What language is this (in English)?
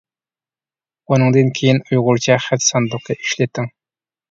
Uyghur